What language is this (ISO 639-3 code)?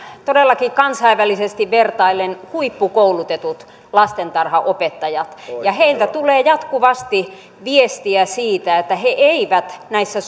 fin